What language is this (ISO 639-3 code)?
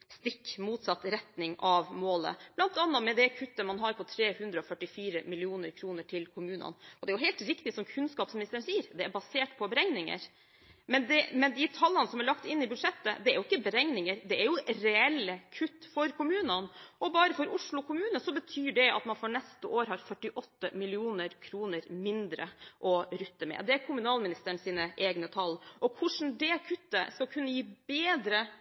nob